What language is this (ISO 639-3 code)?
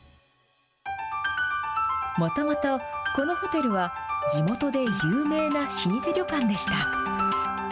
jpn